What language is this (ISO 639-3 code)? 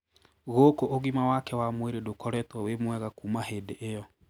kik